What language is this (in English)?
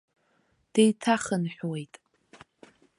Abkhazian